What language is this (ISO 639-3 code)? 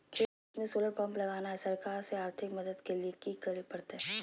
mag